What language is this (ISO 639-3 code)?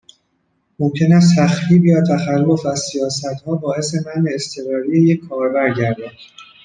fas